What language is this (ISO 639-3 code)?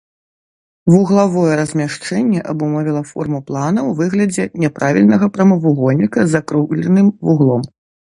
bel